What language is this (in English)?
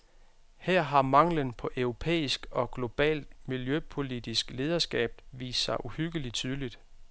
Danish